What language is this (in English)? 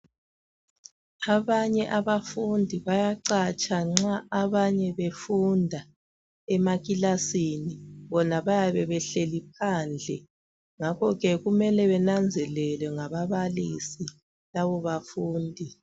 North Ndebele